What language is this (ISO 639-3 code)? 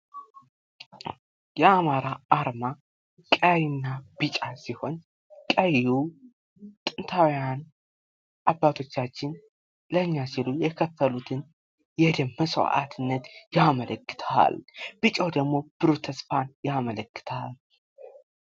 amh